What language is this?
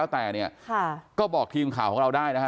Thai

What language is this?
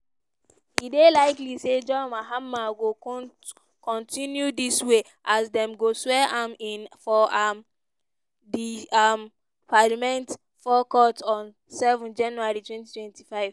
Nigerian Pidgin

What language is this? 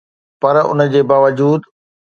Sindhi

